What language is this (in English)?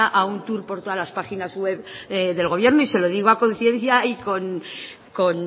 Spanish